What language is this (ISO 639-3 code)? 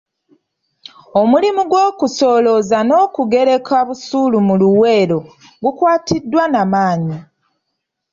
lug